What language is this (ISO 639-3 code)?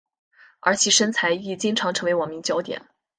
zho